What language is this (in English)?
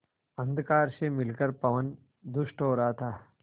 Hindi